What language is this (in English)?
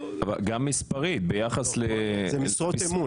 Hebrew